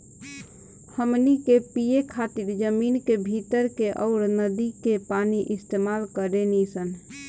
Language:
Bhojpuri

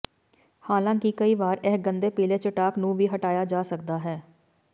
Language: Punjabi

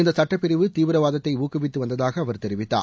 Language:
Tamil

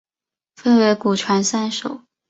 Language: Chinese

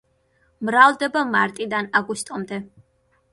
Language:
Georgian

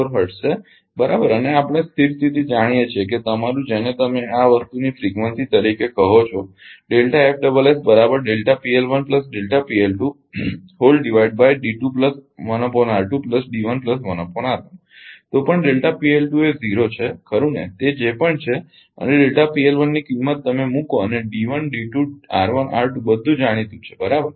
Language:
Gujarati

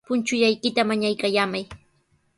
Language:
Sihuas Ancash Quechua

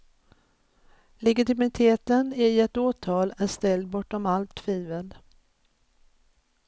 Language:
Swedish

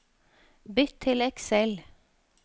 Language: Norwegian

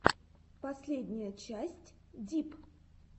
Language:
Russian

